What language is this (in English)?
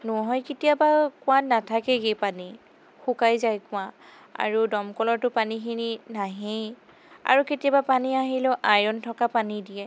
Assamese